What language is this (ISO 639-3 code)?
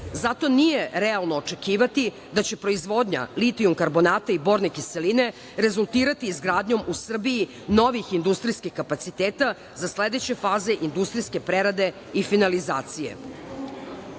srp